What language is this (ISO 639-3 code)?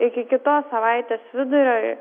lit